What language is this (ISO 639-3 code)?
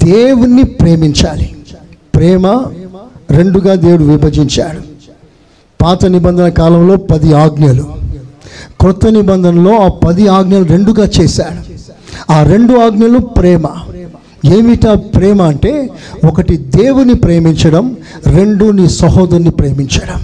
tel